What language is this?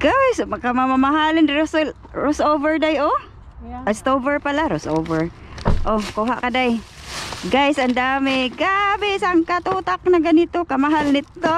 Filipino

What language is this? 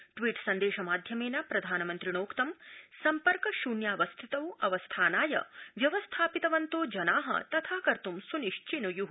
Sanskrit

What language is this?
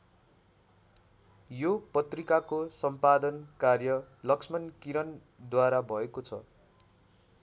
Nepali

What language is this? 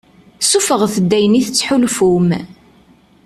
Kabyle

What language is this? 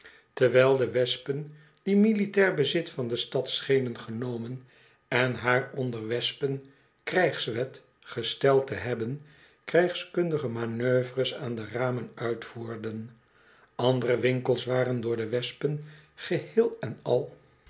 Dutch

